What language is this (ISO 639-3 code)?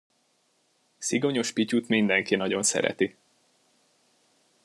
hun